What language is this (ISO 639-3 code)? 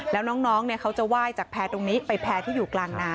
tha